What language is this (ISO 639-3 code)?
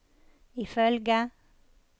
nor